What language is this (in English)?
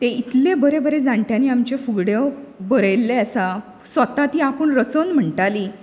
Konkani